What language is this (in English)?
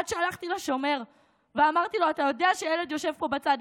Hebrew